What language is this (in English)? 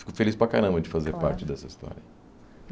Portuguese